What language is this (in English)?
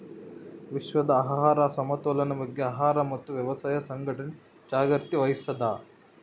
Kannada